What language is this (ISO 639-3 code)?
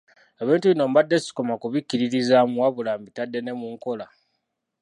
lug